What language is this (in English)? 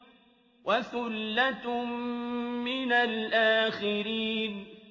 Arabic